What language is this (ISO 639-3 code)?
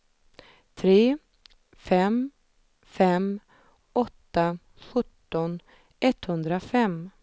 swe